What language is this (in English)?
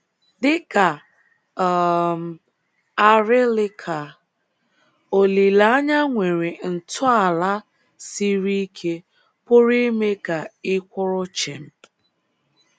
Igbo